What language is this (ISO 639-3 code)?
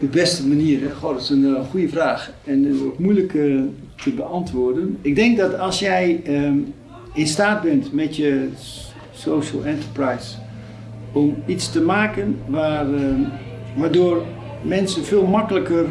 nld